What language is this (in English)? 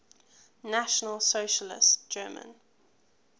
English